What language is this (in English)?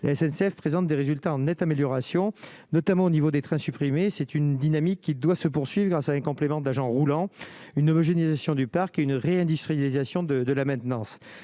French